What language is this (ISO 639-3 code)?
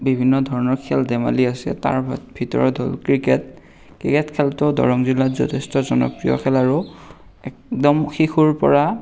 asm